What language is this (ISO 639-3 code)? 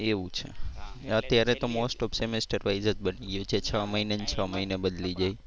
guj